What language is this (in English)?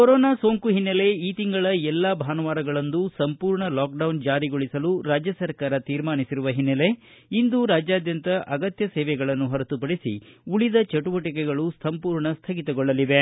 Kannada